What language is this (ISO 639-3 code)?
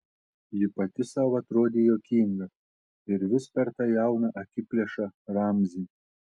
lit